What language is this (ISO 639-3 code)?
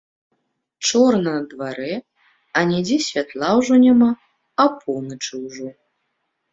bel